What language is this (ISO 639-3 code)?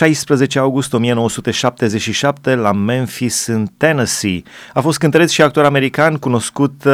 ron